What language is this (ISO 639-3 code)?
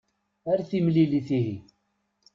kab